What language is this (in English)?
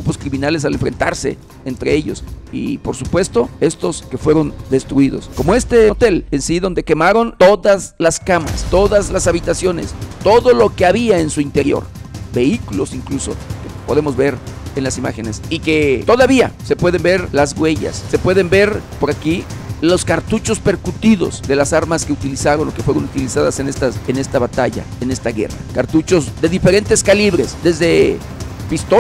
Spanish